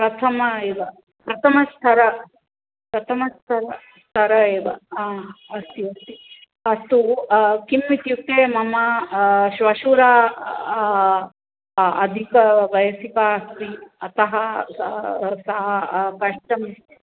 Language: Sanskrit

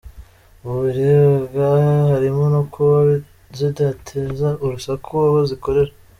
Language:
Kinyarwanda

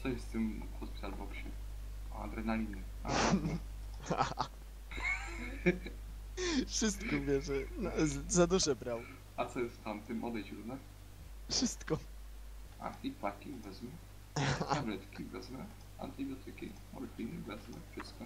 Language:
Polish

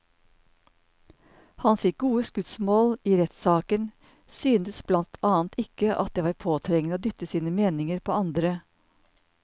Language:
Norwegian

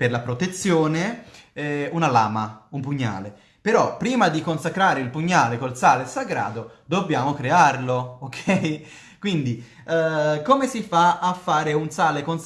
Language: Italian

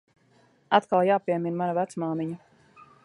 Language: Latvian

